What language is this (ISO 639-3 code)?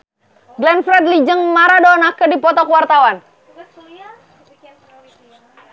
sun